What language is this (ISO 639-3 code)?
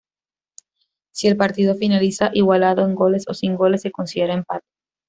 spa